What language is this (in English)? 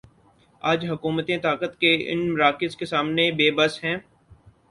Urdu